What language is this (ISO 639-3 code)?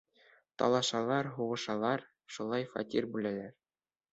bak